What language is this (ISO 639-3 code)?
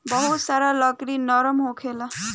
bho